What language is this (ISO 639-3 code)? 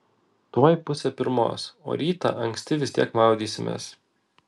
lit